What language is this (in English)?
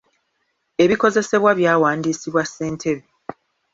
Ganda